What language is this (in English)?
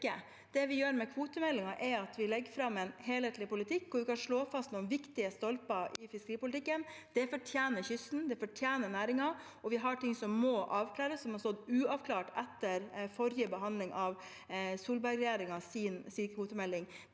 Norwegian